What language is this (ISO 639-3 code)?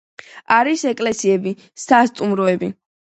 kat